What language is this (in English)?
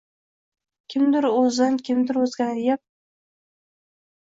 Uzbek